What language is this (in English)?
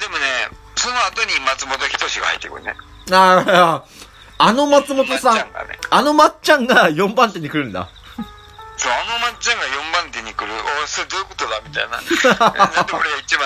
Japanese